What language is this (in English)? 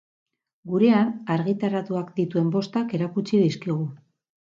Basque